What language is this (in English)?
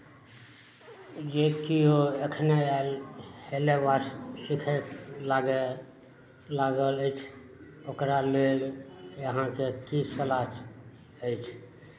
Maithili